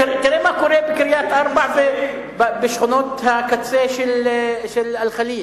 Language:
Hebrew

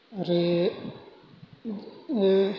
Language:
Bodo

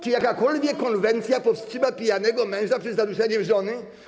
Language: Polish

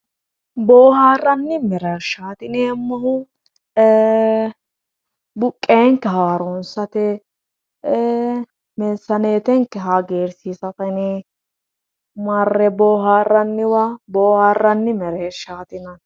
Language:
Sidamo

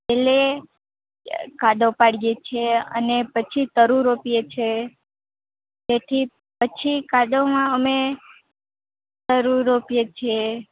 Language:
Gujarati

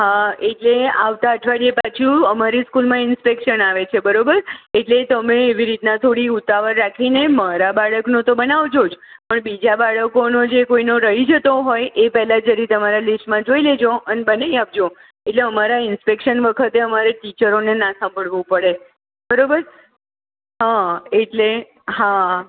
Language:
Gujarati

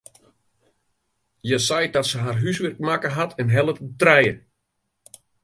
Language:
Western Frisian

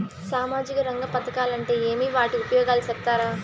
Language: Telugu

